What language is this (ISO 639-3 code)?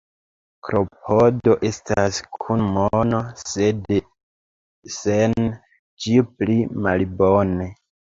epo